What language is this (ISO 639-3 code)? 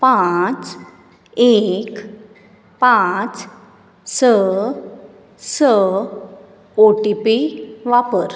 kok